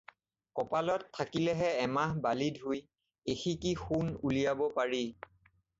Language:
Assamese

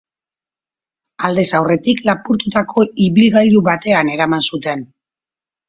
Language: Basque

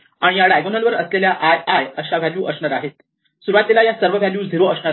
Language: Marathi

